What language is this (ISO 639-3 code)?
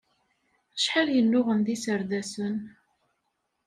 kab